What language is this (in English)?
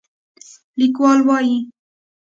Pashto